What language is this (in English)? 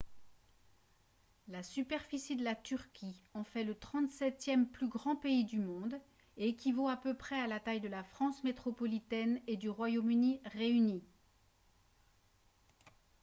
French